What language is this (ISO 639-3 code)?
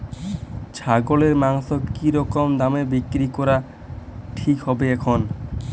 ben